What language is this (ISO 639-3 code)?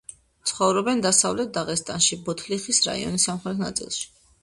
kat